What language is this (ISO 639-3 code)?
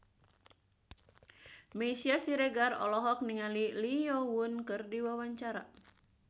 sun